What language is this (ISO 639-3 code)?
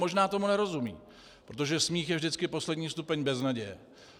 ces